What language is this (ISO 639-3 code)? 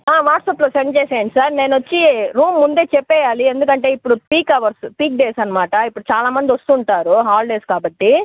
tel